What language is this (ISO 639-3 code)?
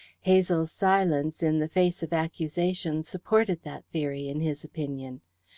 eng